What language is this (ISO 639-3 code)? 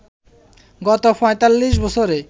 ben